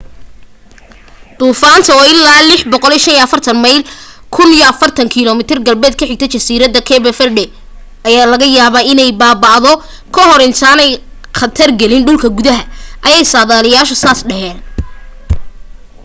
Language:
Somali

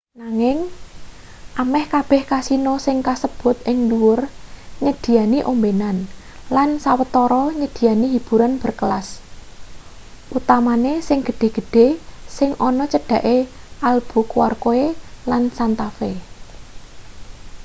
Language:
Javanese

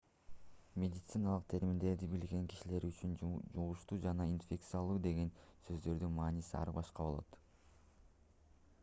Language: Kyrgyz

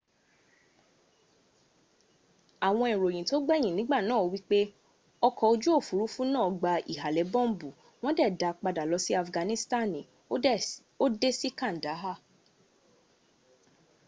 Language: Yoruba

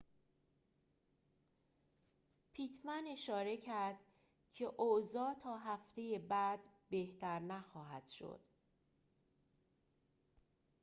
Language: Persian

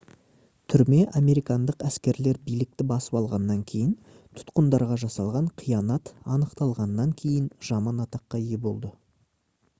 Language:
Kazakh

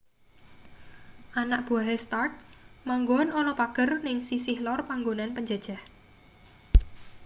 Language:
Javanese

